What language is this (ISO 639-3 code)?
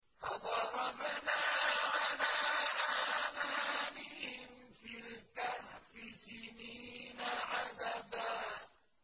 ara